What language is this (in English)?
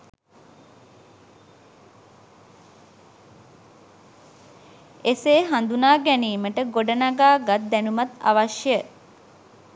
Sinhala